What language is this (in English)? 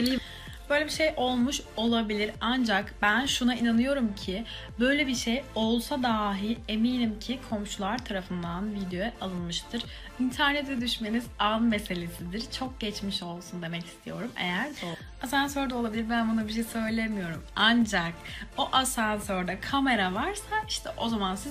Turkish